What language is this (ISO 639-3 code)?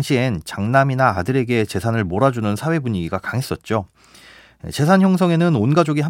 kor